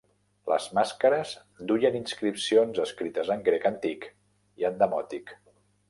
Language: Catalan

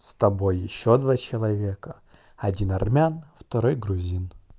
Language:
Russian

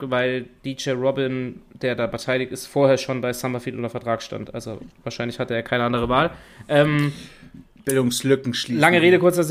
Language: German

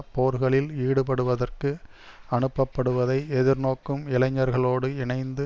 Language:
Tamil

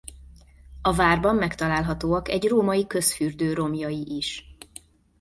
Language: Hungarian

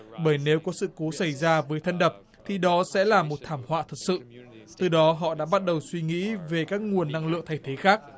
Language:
Vietnamese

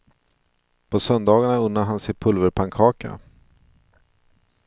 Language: Swedish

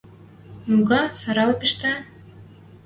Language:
Western Mari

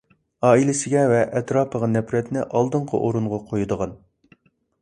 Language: Uyghur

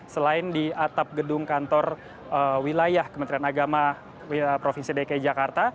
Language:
Indonesian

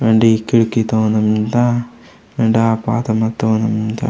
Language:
Gondi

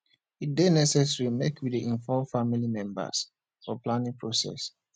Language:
Nigerian Pidgin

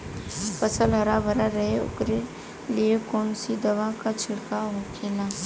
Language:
Bhojpuri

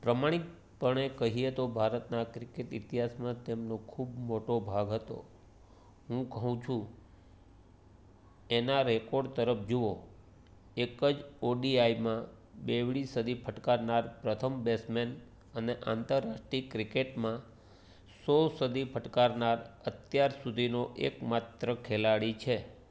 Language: Gujarati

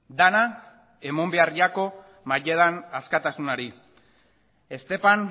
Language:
Basque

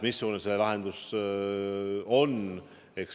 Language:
Estonian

